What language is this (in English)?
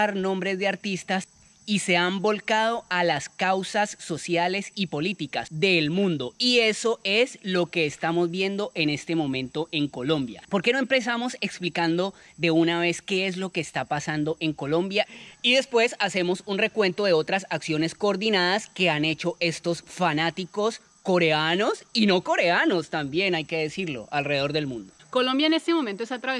Spanish